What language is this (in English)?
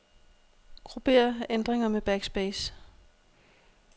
Danish